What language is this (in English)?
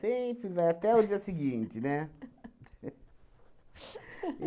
Portuguese